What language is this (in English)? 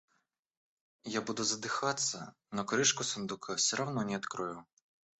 Russian